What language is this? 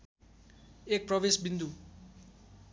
Nepali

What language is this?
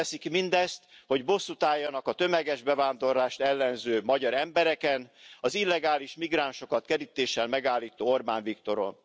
Hungarian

